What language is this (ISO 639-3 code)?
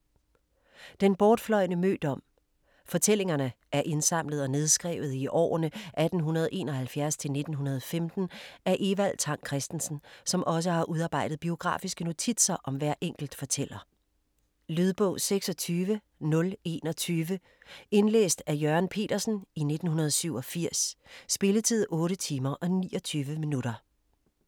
dan